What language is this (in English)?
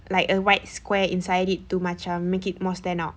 English